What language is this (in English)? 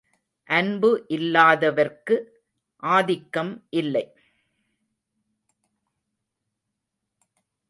Tamil